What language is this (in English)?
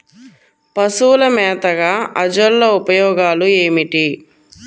Telugu